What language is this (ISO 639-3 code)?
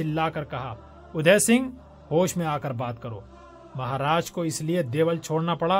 urd